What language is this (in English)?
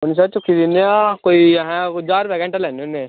Dogri